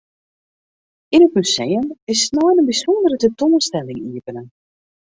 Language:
Western Frisian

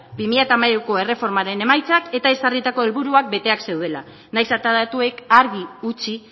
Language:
Basque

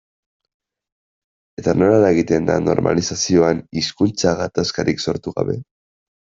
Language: Basque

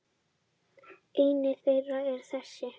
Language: Icelandic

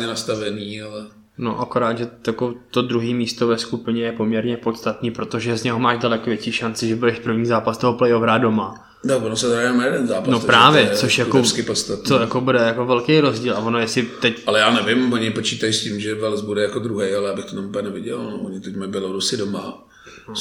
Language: Czech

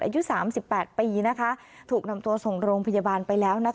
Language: Thai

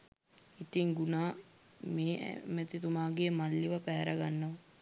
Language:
Sinhala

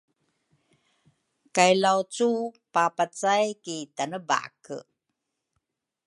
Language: Rukai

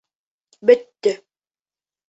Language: Bashkir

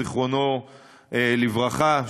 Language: Hebrew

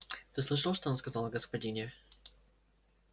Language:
Russian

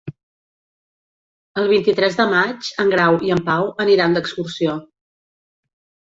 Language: Catalan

